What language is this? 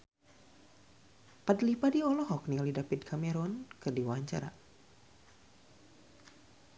Sundanese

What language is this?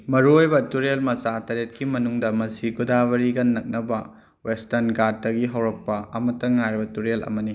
Manipuri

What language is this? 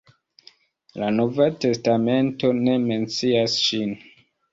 Esperanto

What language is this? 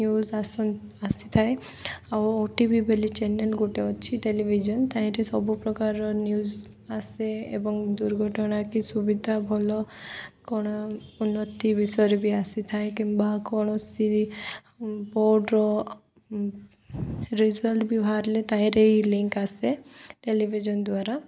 Odia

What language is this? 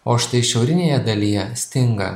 Lithuanian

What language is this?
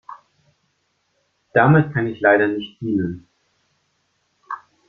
German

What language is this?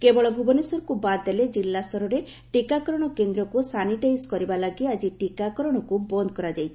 Odia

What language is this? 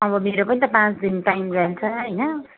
Nepali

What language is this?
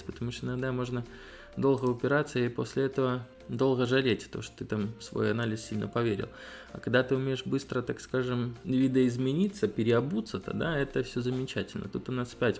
Russian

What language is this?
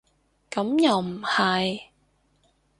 Cantonese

